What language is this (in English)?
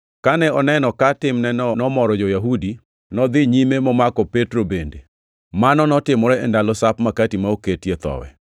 Luo (Kenya and Tanzania)